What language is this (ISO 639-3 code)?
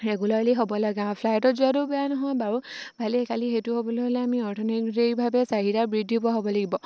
asm